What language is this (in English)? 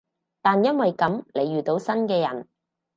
Cantonese